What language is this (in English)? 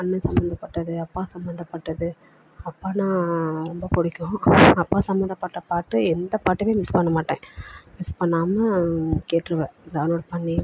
Tamil